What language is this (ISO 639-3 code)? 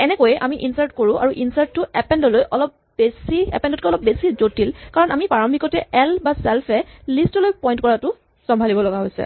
asm